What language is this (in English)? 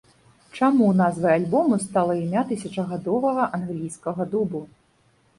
Belarusian